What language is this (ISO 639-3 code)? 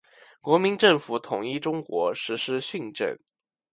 zho